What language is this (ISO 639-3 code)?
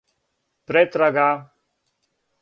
srp